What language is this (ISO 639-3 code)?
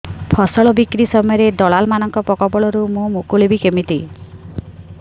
ori